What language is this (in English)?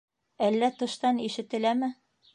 Bashkir